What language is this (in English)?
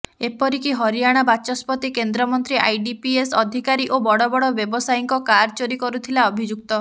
Odia